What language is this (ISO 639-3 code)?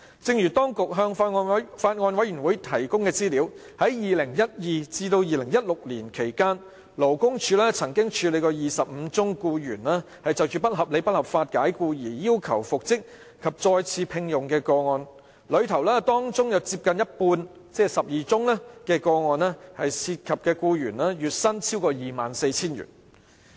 yue